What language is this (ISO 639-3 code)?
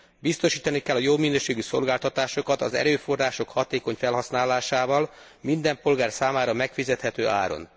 hun